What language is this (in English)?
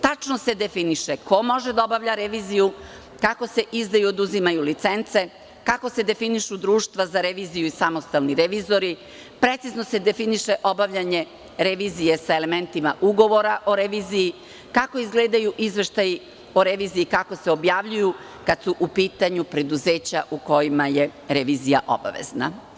Serbian